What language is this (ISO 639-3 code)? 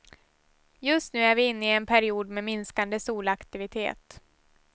swe